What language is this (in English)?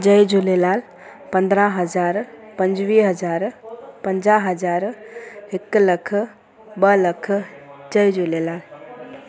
Sindhi